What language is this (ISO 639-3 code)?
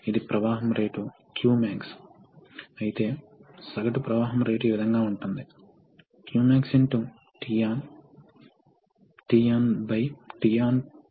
tel